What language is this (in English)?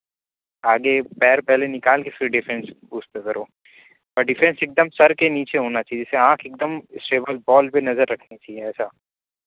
Urdu